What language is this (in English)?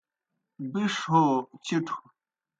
Kohistani Shina